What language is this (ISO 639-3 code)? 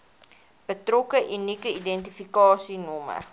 afr